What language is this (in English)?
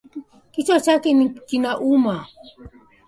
Swahili